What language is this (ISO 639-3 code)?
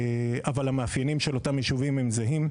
heb